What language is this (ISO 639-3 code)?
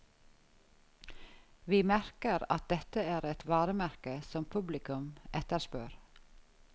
nor